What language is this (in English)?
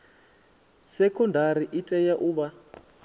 Venda